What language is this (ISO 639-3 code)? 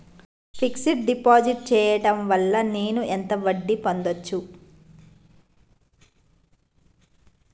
tel